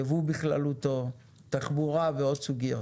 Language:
Hebrew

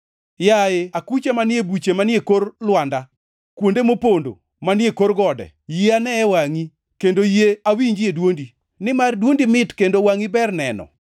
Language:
Luo (Kenya and Tanzania)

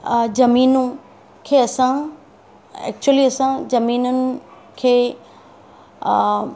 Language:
Sindhi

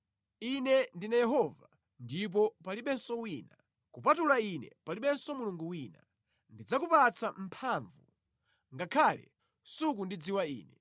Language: Nyanja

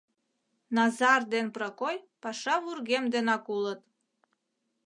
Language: Mari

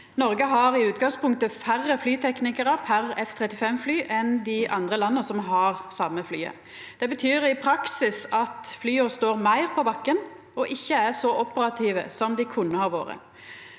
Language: Norwegian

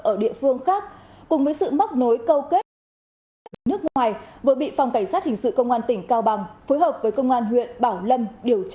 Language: Vietnamese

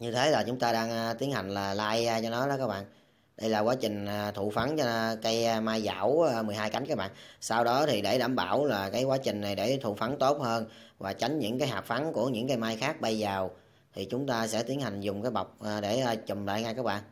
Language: Vietnamese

